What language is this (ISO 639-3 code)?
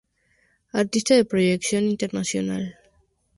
spa